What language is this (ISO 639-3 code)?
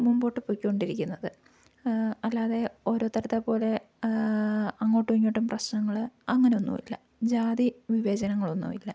mal